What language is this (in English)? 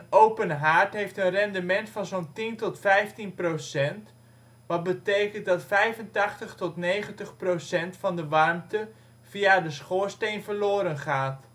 Dutch